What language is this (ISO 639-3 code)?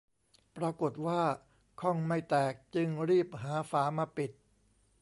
tha